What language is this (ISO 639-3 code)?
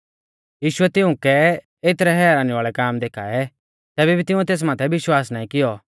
bfz